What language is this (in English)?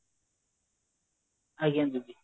Odia